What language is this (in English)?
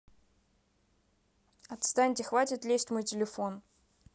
Russian